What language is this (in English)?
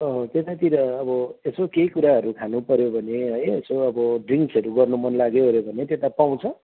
Nepali